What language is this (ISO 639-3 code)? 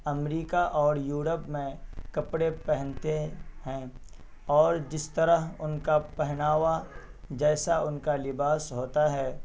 urd